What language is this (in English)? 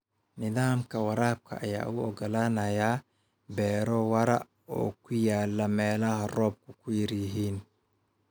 Somali